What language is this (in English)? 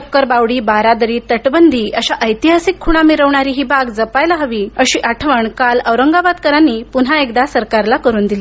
Marathi